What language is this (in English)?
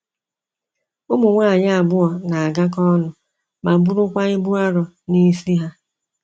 Igbo